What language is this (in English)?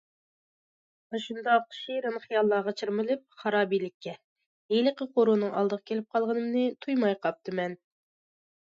Uyghur